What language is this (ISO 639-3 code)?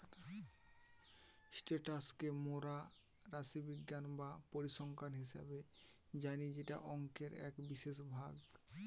ben